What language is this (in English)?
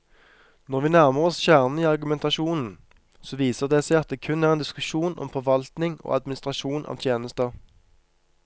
Norwegian